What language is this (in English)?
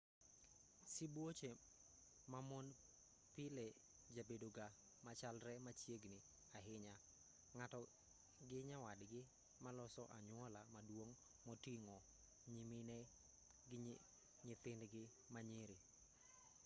Luo (Kenya and Tanzania)